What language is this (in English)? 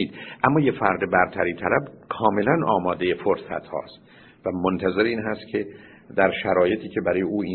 Persian